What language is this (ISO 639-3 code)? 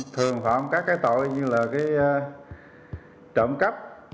vie